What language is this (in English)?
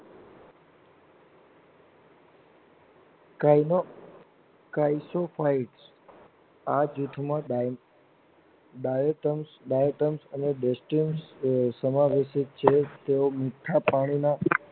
Gujarati